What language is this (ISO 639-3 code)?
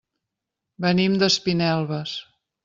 cat